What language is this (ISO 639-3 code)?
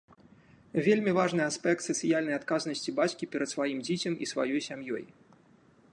bel